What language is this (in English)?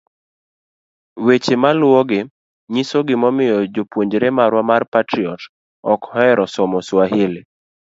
Luo (Kenya and Tanzania)